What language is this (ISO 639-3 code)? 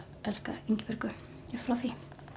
isl